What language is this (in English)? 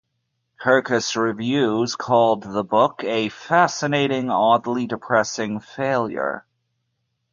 English